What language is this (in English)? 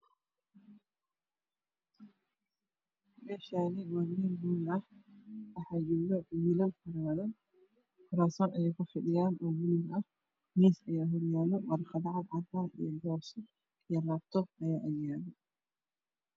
Somali